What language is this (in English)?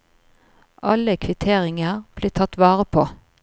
Norwegian